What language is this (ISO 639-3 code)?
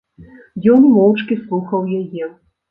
bel